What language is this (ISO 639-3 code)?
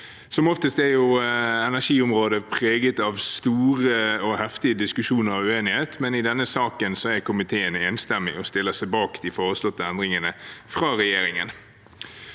nor